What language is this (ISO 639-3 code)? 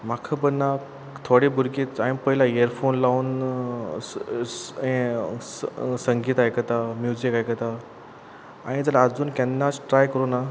kok